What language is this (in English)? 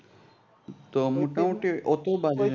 Bangla